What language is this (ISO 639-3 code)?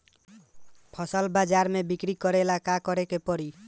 bho